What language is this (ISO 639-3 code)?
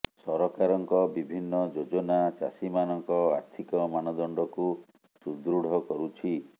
ori